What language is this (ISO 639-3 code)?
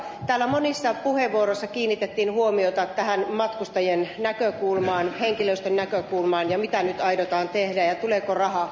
fin